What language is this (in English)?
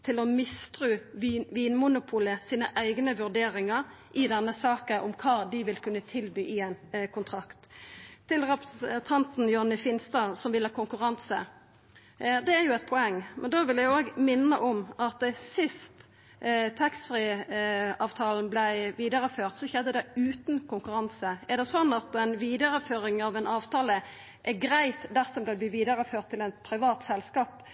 Norwegian Nynorsk